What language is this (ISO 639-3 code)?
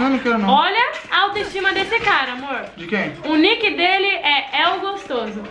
por